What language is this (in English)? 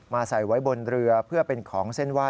Thai